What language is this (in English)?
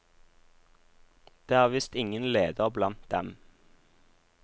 Norwegian